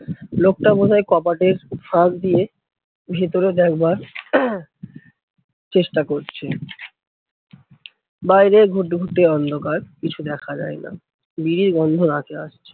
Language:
Bangla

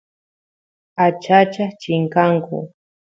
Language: Santiago del Estero Quichua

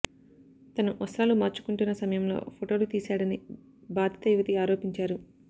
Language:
Telugu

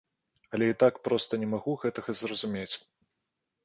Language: Belarusian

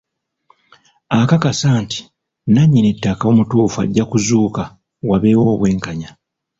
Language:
Ganda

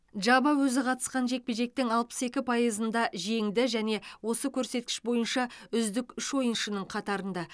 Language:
Kazakh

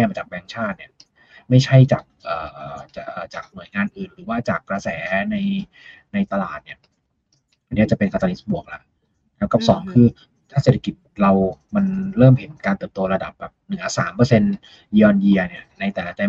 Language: Thai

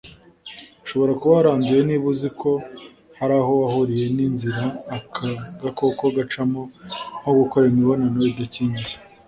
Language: Kinyarwanda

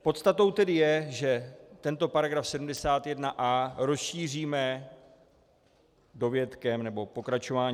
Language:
Czech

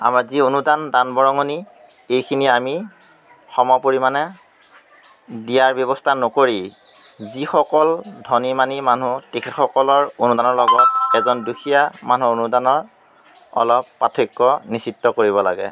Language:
Assamese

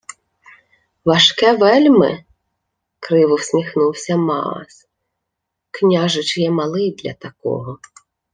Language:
Ukrainian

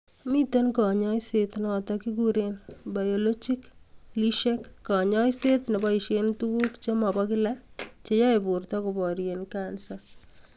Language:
Kalenjin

